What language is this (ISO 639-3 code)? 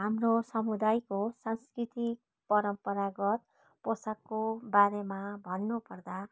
nep